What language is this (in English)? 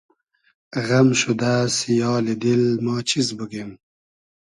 Hazaragi